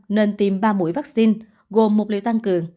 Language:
Vietnamese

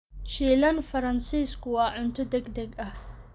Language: Somali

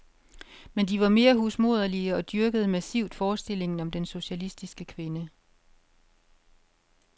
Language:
Danish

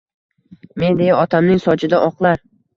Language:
Uzbek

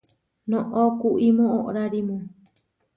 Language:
Huarijio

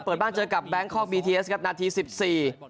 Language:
Thai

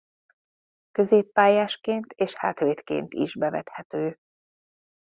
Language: Hungarian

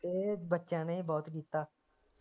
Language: Punjabi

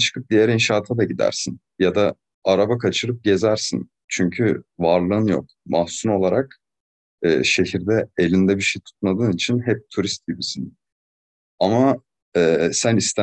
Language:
Turkish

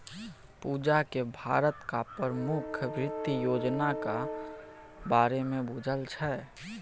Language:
Maithili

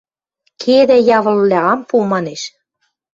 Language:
Western Mari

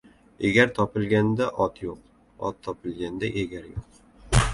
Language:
Uzbek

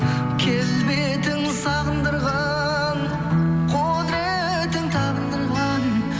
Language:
Kazakh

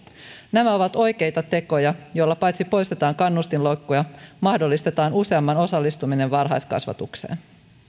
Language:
Finnish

